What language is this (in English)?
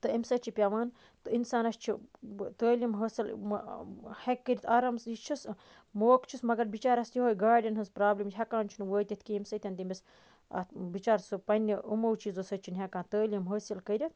Kashmiri